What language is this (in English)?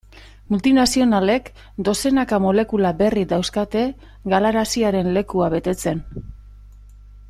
Basque